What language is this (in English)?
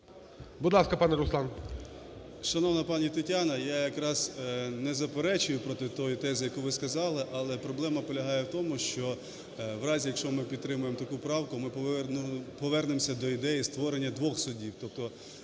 Ukrainian